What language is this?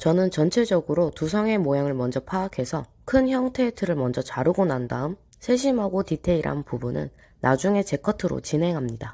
Korean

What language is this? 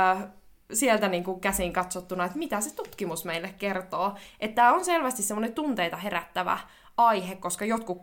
Finnish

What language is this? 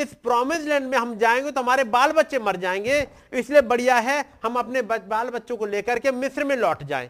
Hindi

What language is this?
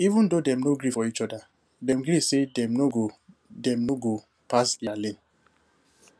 Nigerian Pidgin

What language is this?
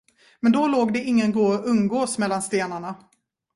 Swedish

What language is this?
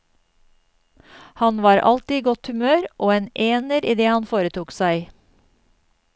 Norwegian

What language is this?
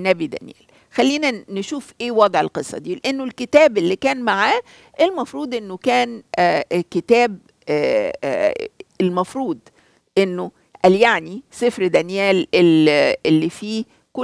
Arabic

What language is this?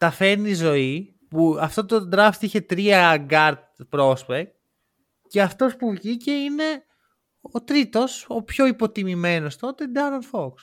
Greek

